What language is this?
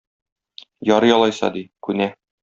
Tatar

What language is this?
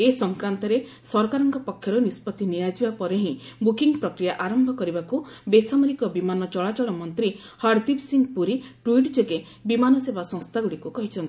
Odia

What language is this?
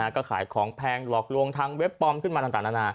Thai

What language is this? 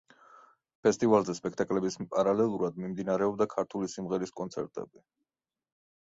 Georgian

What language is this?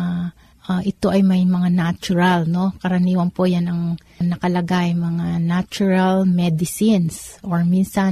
Filipino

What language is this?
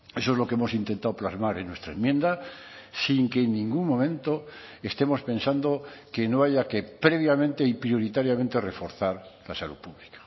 Spanish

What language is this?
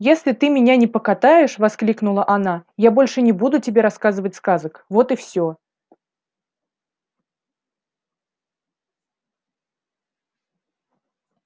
Russian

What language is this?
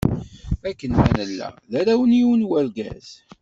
Kabyle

